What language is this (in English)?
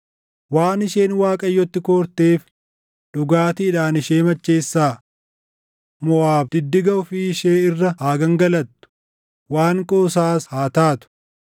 Oromo